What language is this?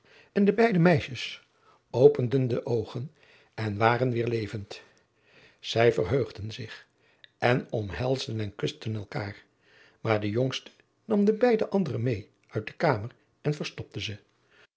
Dutch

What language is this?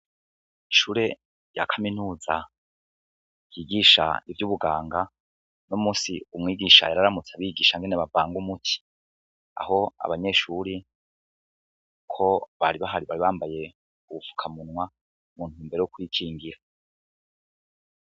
Rundi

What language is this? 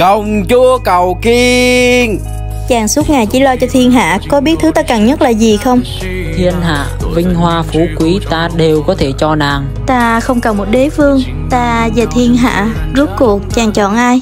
Vietnamese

